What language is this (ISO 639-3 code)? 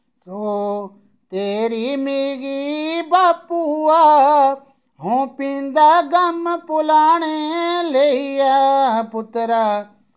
doi